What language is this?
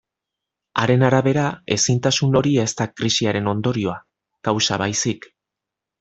Basque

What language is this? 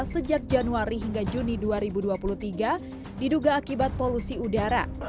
Indonesian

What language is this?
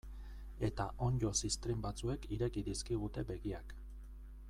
Basque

